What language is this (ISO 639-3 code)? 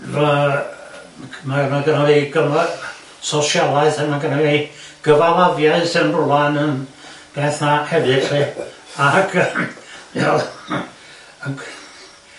cym